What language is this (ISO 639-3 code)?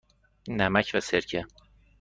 fas